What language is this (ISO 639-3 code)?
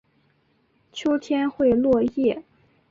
zho